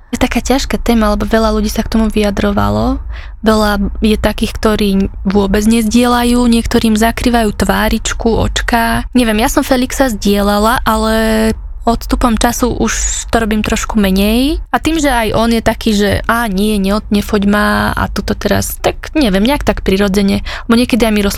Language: Slovak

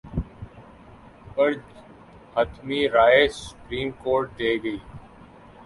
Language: Urdu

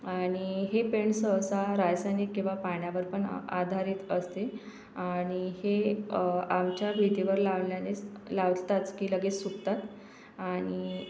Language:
Marathi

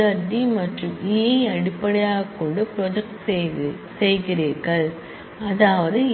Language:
Tamil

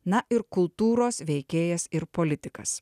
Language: Lithuanian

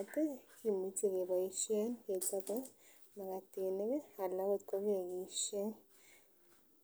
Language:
Kalenjin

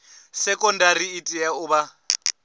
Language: Venda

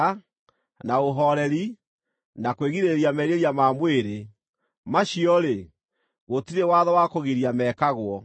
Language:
Kikuyu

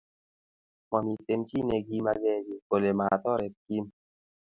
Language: Kalenjin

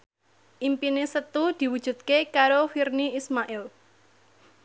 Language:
Javanese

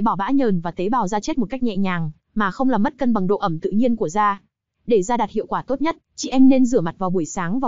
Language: Vietnamese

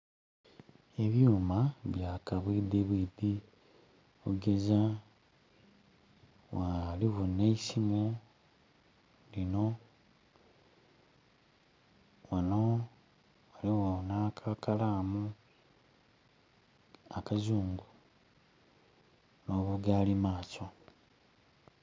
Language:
Soga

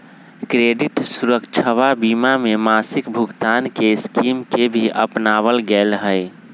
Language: Magahi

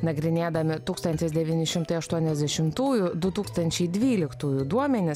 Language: Lithuanian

